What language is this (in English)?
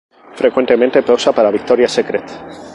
Spanish